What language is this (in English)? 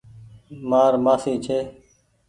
Goaria